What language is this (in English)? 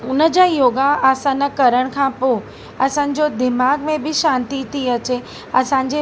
Sindhi